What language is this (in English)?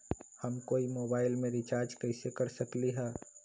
Magahi